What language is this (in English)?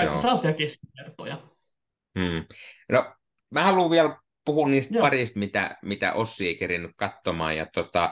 Finnish